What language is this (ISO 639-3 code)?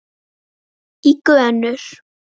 isl